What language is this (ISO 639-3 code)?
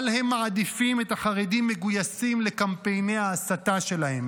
heb